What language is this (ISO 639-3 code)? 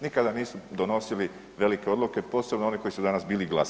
hrv